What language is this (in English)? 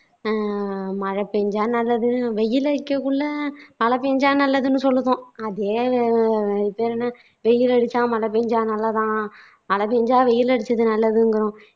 Tamil